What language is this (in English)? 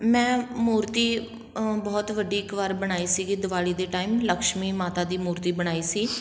Punjabi